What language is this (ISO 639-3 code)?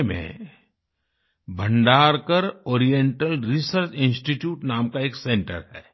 hin